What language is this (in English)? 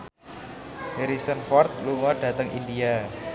Javanese